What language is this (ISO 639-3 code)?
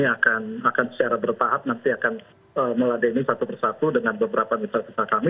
ind